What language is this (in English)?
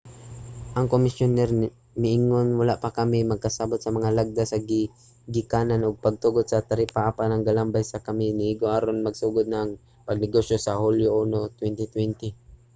Cebuano